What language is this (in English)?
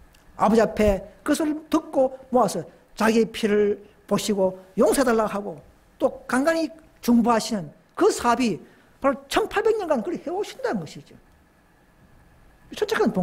Korean